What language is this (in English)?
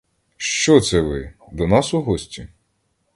Ukrainian